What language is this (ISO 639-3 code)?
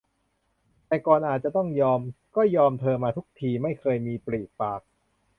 tha